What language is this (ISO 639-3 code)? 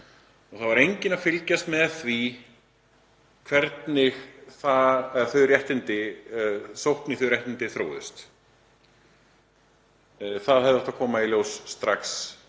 isl